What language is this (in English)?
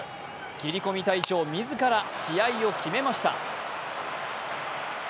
Japanese